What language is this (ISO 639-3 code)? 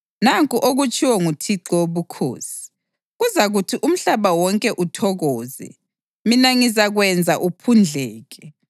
nde